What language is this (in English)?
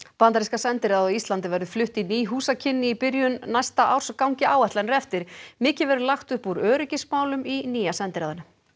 Icelandic